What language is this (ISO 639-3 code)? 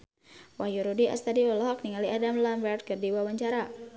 sun